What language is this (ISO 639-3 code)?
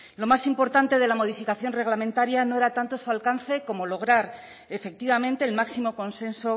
spa